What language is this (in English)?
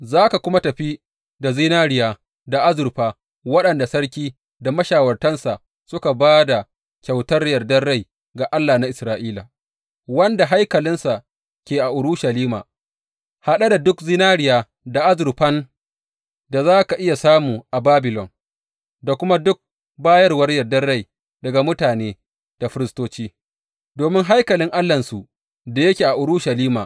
Hausa